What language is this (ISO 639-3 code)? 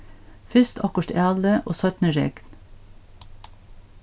fao